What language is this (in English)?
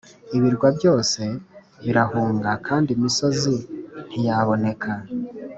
Kinyarwanda